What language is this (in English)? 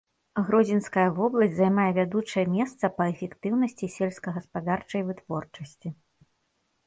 Belarusian